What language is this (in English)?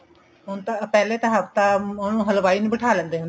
Punjabi